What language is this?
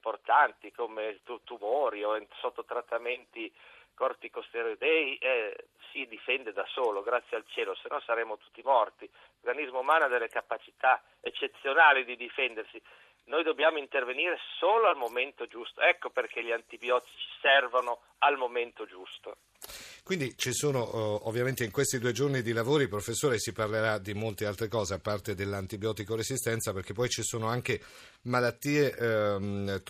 Italian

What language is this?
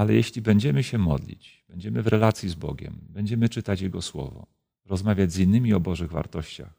Polish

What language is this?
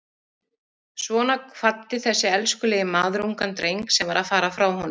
Icelandic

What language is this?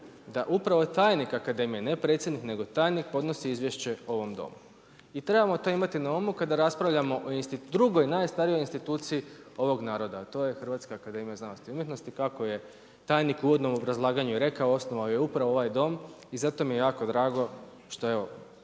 Croatian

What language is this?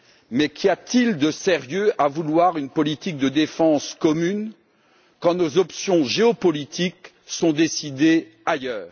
French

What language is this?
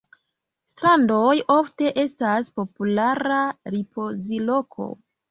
Esperanto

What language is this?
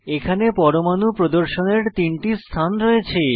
Bangla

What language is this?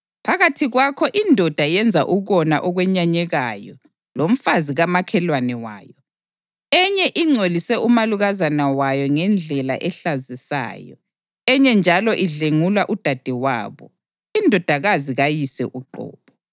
North Ndebele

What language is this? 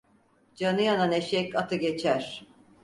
Turkish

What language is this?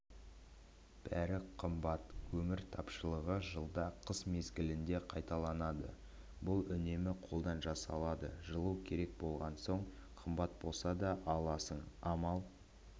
Kazakh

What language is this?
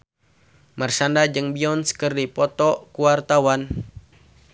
Sundanese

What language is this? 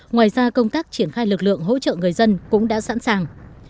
Vietnamese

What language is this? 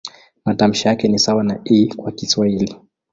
Swahili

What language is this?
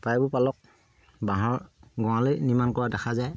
Assamese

